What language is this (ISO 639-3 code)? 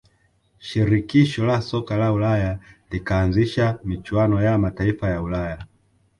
swa